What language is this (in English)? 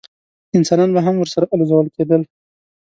Pashto